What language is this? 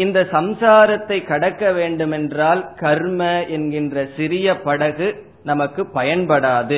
Tamil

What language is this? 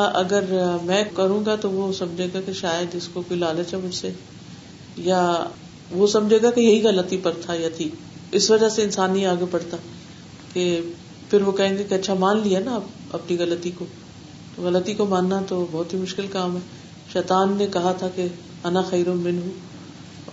Urdu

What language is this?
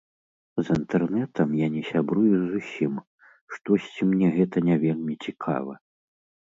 Belarusian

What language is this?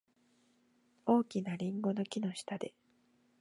Japanese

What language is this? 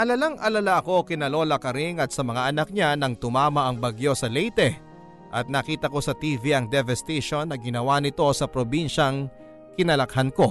Filipino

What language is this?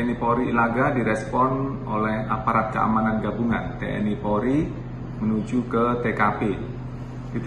Indonesian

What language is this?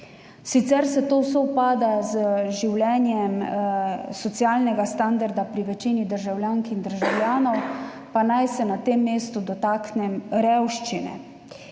Slovenian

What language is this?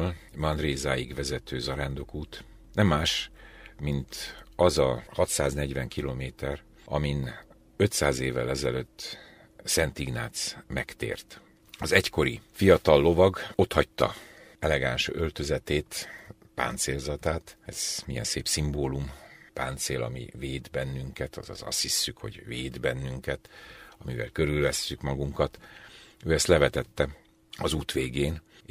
Hungarian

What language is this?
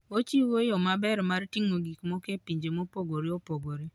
Luo (Kenya and Tanzania)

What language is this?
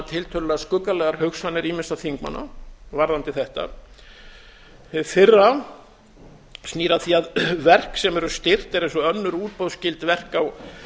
Icelandic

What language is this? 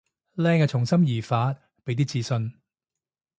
Cantonese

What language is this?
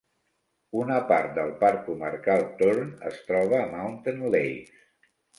Catalan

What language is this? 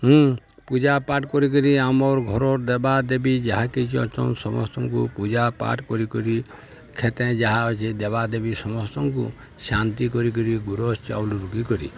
Odia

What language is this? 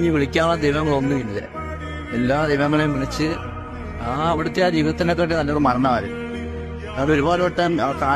Malayalam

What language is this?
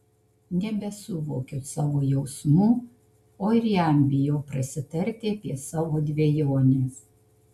Lithuanian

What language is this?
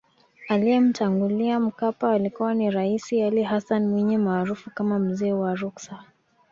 Swahili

